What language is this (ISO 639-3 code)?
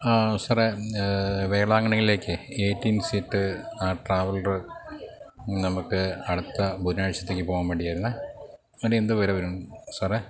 mal